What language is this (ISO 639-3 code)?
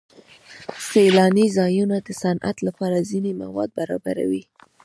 pus